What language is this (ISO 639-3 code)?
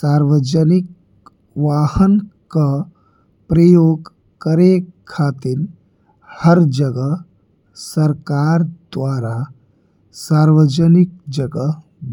bho